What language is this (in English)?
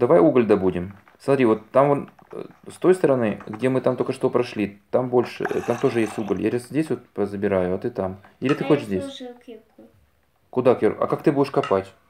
Russian